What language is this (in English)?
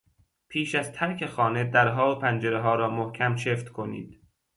Persian